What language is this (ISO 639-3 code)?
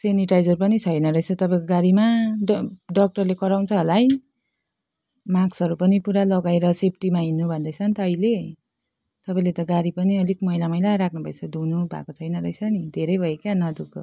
nep